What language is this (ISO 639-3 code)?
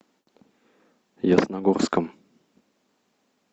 rus